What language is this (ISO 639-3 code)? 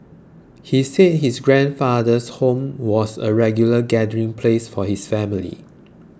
eng